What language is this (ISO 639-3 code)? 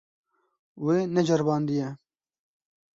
kur